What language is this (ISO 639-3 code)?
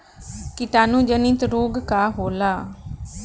bho